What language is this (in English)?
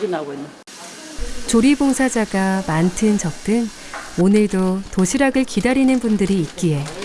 Korean